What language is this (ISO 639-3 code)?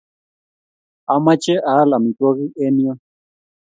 kln